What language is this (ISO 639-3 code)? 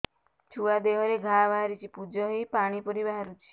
ori